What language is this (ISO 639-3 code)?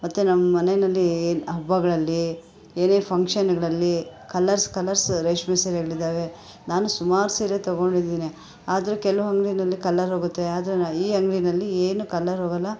kan